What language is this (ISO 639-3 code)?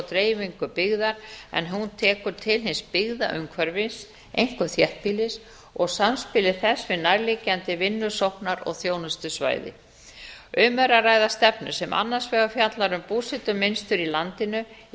isl